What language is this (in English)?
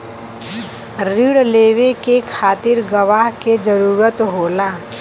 Bhojpuri